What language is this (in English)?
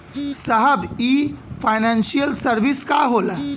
Bhojpuri